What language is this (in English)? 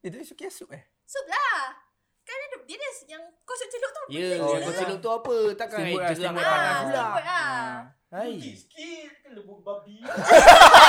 Malay